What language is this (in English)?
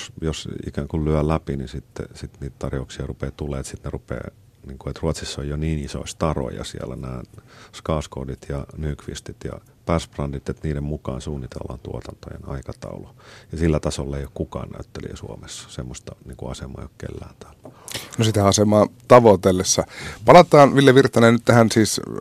Finnish